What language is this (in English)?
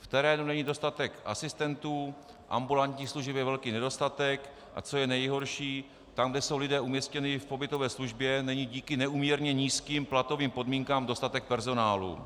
Czech